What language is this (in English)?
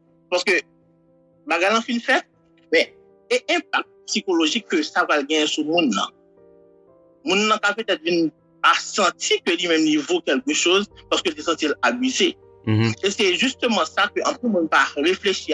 French